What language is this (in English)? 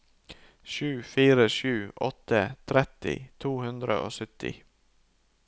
Norwegian